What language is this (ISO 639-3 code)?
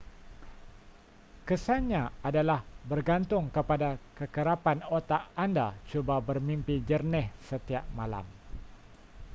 msa